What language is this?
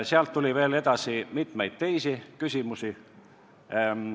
Estonian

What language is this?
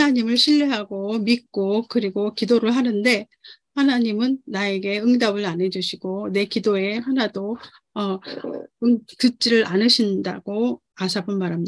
Korean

